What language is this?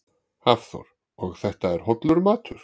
Icelandic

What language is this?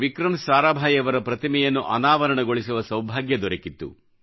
Kannada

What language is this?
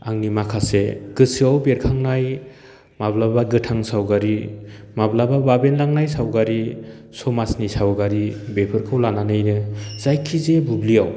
Bodo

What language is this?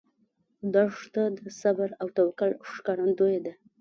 Pashto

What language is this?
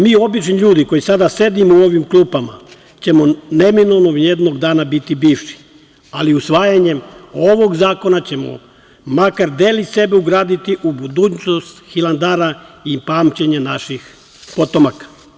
Serbian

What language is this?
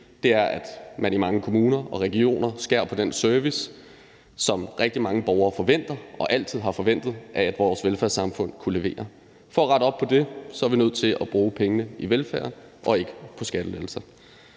Danish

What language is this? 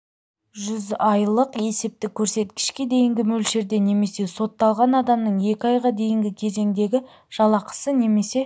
Kazakh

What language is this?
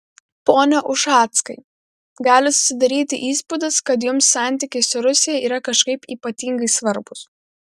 Lithuanian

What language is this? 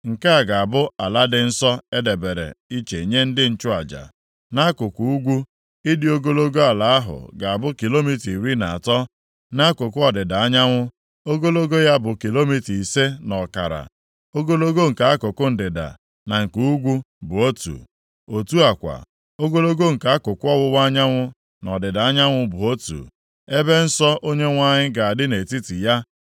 Igbo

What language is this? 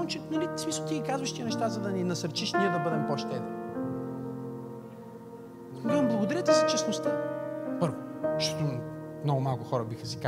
Bulgarian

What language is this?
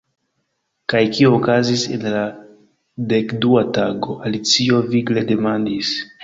Esperanto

